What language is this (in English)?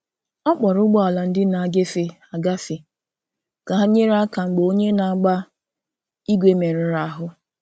Igbo